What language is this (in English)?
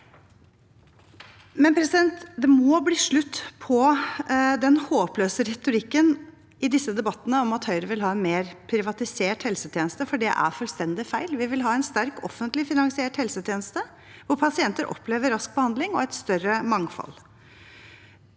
Norwegian